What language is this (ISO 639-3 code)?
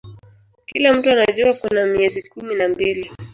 swa